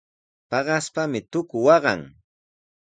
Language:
Sihuas Ancash Quechua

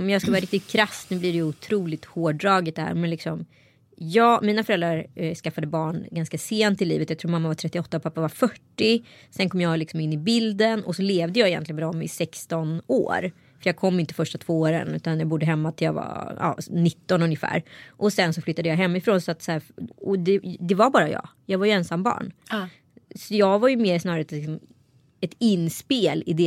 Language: Swedish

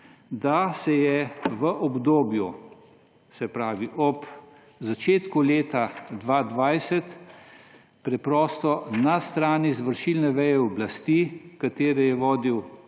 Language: Slovenian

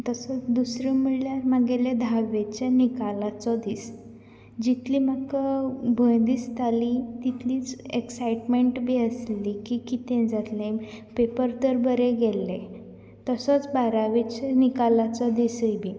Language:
Konkani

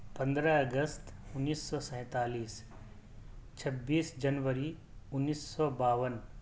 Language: Urdu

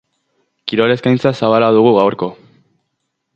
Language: Basque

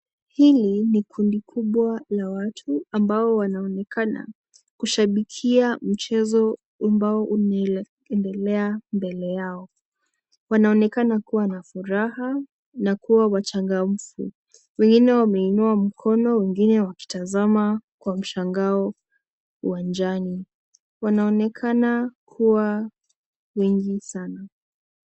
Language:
Swahili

